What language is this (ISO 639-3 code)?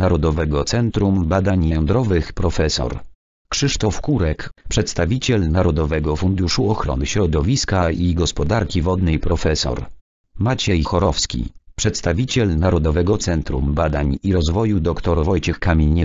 pol